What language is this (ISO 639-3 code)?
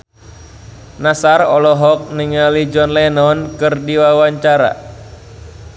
sun